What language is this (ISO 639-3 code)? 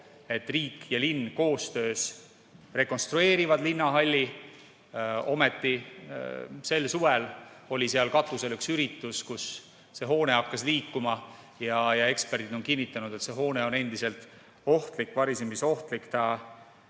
est